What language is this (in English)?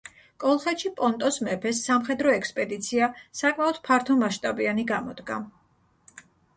Georgian